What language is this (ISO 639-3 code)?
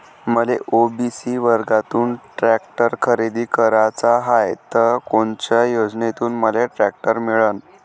mar